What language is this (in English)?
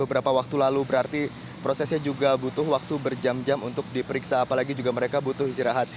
Indonesian